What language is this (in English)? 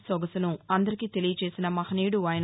Telugu